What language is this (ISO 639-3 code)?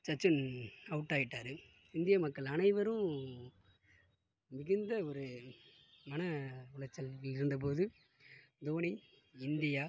tam